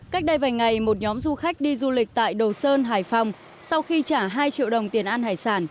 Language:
Vietnamese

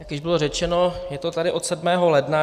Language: Czech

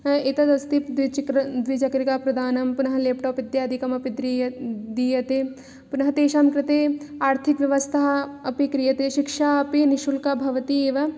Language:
Sanskrit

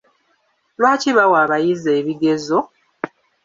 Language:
Ganda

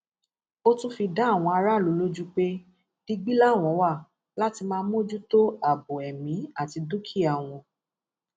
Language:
Yoruba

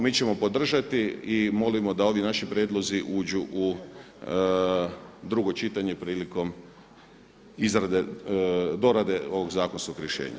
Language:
Croatian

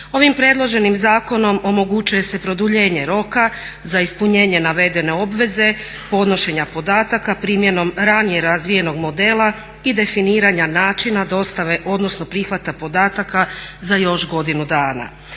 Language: Croatian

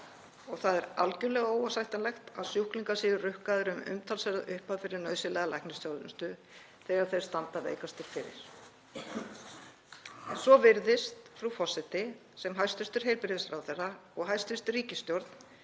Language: Icelandic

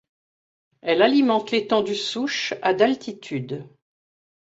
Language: French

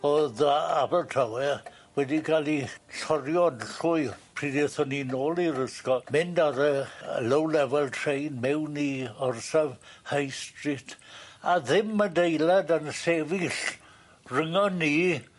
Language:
Welsh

